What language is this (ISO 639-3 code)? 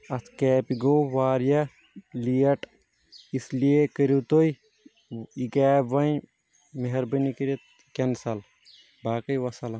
kas